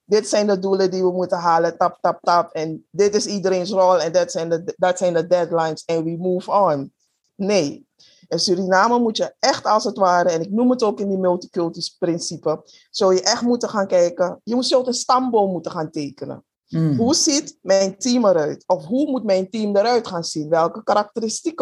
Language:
Dutch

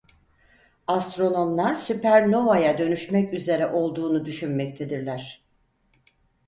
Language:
Turkish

